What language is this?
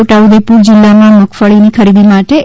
Gujarati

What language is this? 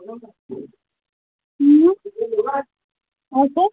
Kashmiri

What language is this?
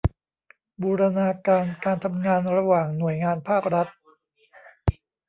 Thai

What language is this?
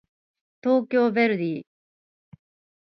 Japanese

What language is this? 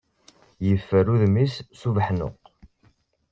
Kabyle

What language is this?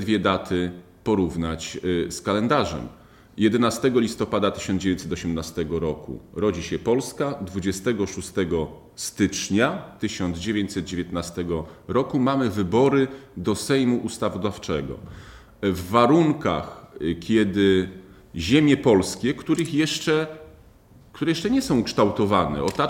Polish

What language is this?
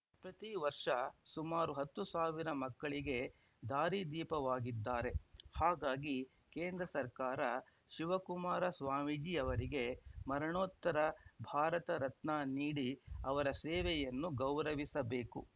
Kannada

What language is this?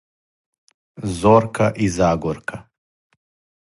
Serbian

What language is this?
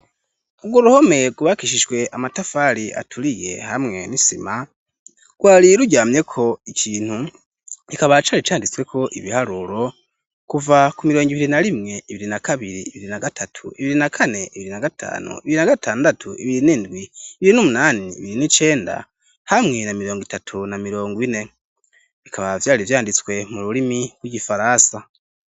Rundi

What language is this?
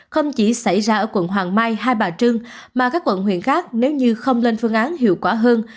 Vietnamese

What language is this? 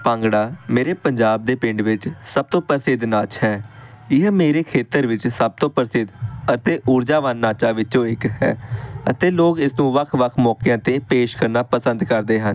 Punjabi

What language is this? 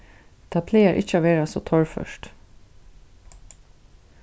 Faroese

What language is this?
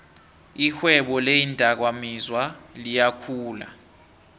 South Ndebele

